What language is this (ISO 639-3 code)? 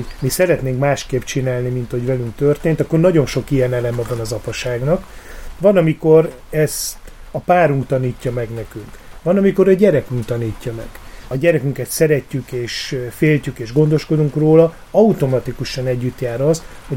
hun